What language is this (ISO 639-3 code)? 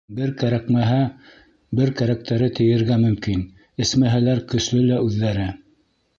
bak